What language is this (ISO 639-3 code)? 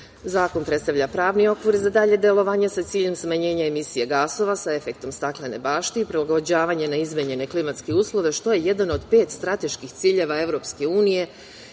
srp